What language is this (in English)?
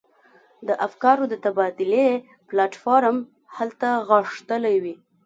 Pashto